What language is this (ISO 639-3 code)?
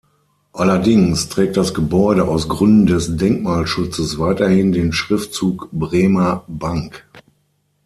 deu